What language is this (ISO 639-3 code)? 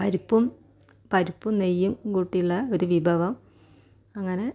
mal